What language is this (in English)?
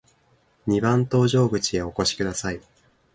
Japanese